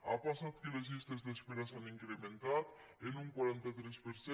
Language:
Catalan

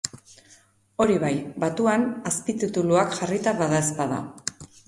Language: Basque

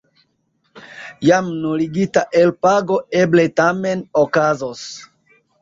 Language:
Esperanto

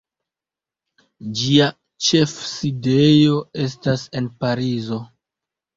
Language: Esperanto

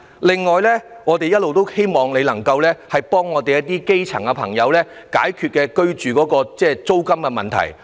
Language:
Cantonese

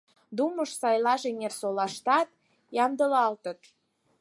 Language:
Mari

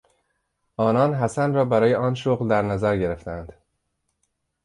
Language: Persian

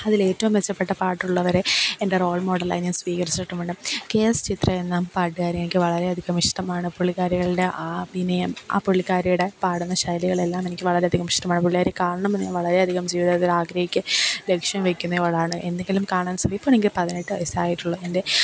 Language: Malayalam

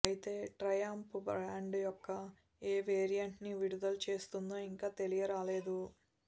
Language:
Telugu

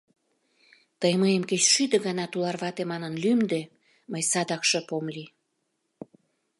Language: Mari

